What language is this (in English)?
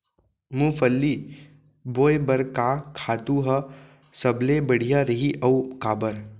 Chhattisgarhi